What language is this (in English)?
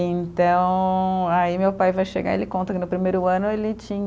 Portuguese